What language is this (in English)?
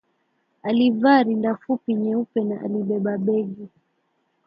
Swahili